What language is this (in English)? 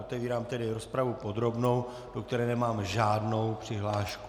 Czech